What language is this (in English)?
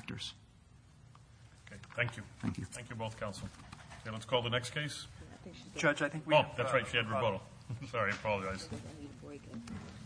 English